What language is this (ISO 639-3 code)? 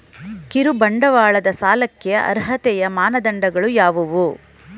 kan